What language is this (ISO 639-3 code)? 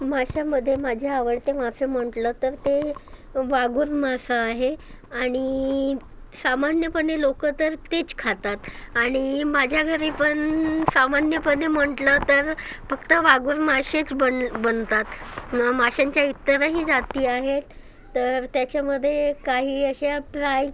mar